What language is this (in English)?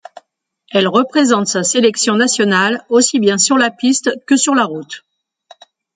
French